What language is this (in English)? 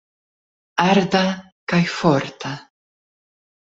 Esperanto